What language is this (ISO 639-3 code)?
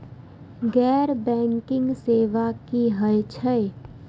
mai